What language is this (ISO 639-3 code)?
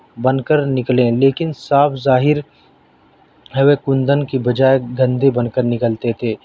urd